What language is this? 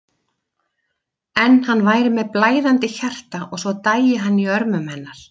Icelandic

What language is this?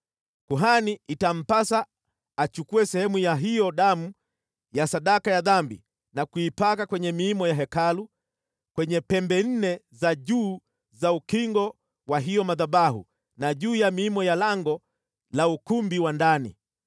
Swahili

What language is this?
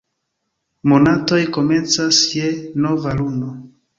Esperanto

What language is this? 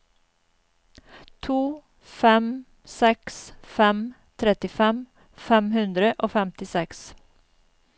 Norwegian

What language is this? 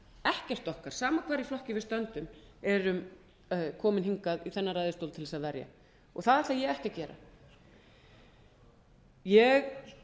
Icelandic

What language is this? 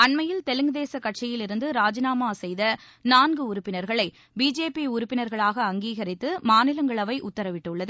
Tamil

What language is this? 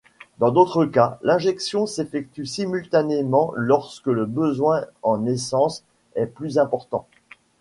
French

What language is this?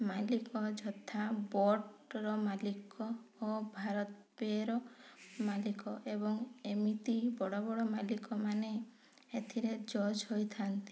Odia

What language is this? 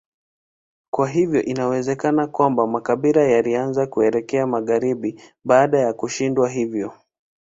Swahili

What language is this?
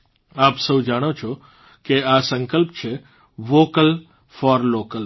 Gujarati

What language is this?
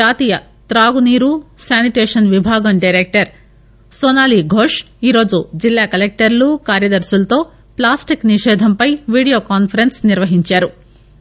Telugu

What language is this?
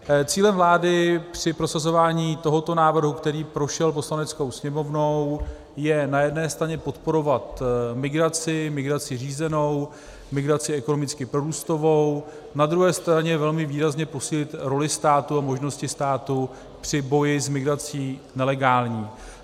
Czech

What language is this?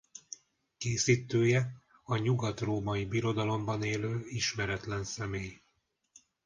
Hungarian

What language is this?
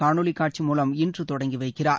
Tamil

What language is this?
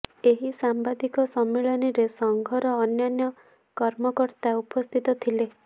Odia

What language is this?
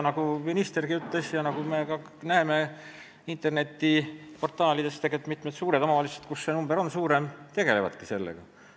Estonian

